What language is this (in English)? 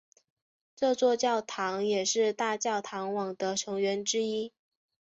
Chinese